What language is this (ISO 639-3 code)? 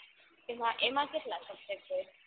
guj